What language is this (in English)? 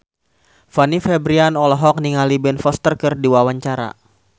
Sundanese